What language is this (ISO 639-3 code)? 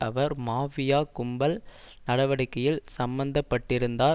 tam